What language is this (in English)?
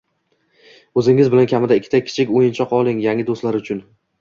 Uzbek